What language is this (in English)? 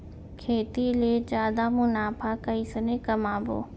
Chhattisgarhi